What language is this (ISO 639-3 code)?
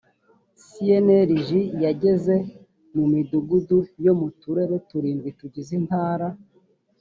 kin